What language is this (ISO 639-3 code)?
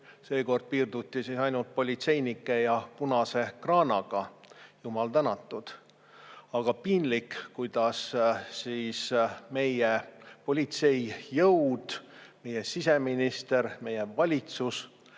est